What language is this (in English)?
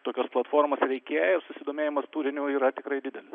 Lithuanian